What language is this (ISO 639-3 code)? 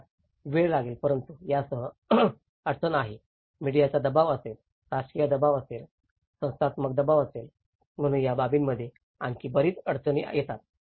mar